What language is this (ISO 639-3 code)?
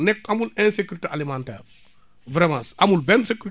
wol